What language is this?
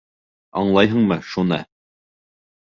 Bashkir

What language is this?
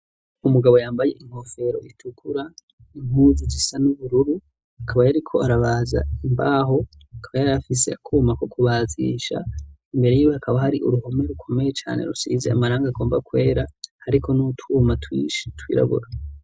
Rundi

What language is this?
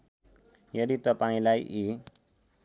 Nepali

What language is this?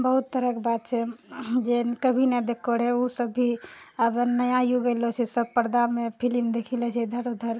Maithili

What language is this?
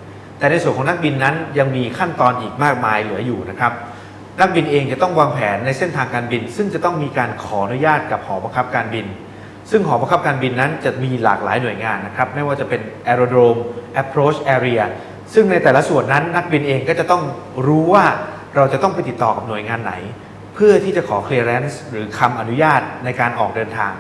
Thai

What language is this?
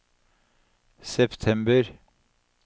Norwegian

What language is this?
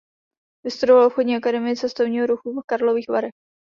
Czech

